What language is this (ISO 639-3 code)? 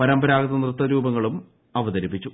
mal